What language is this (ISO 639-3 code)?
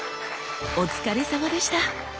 jpn